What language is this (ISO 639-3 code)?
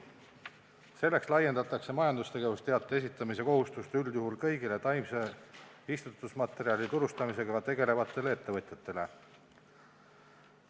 est